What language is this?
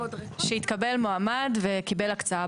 Hebrew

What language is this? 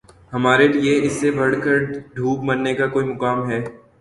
Urdu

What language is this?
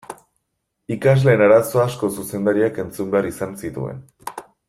Basque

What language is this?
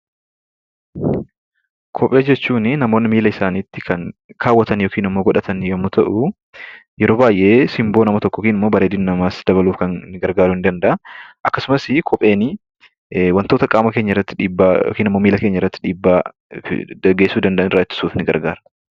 Oromo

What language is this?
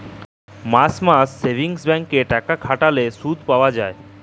Bangla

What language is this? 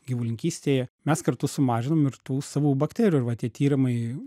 Lithuanian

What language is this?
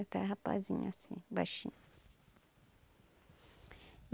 Portuguese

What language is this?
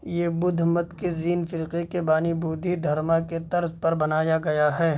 Urdu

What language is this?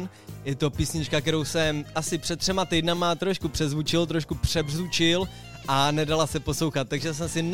Czech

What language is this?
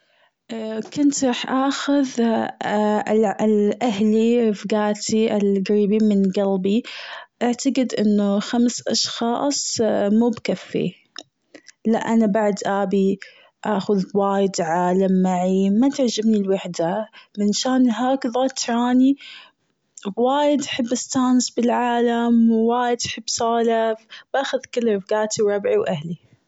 Gulf Arabic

